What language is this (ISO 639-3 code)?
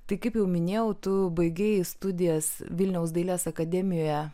lit